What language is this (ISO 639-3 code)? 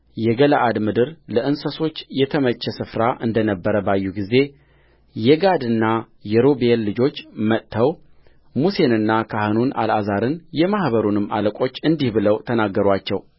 amh